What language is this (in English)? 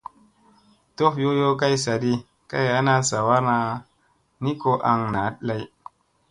Musey